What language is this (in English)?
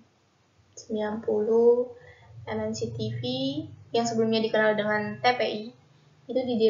Indonesian